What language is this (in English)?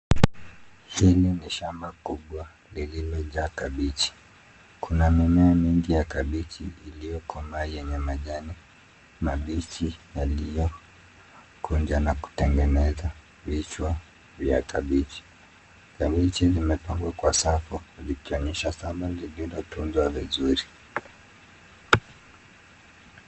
Swahili